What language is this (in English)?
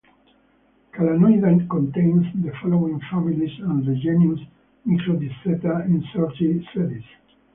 English